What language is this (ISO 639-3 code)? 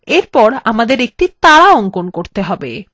ben